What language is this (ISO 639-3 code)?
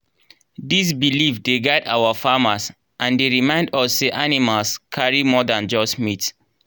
pcm